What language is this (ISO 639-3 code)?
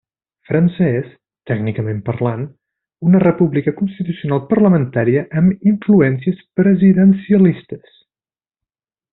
cat